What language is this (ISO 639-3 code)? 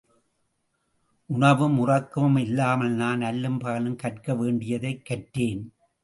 tam